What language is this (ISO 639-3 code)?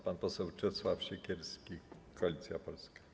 pol